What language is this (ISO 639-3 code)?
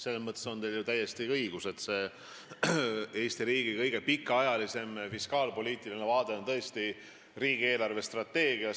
est